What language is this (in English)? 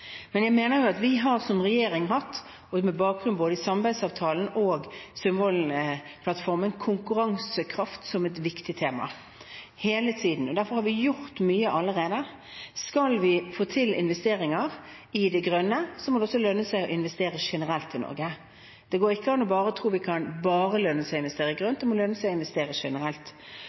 Norwegian Bokmål